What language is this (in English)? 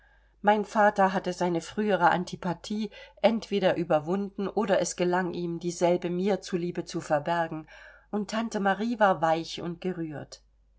German